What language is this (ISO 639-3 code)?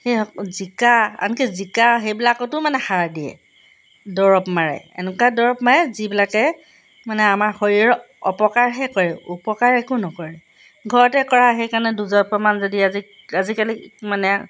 asm